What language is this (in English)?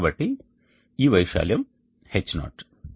Telugu